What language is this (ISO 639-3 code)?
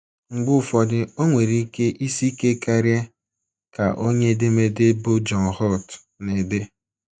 ibo